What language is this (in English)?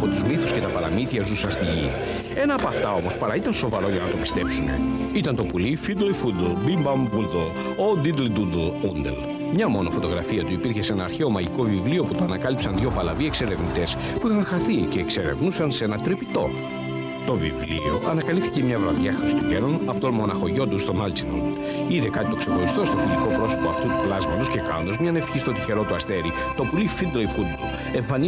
Greek